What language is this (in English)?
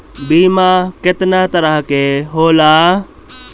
Bhojpuri